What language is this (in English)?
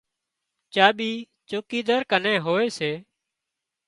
Wadiyara Koli